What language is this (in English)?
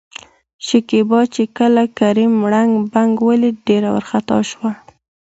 Pashto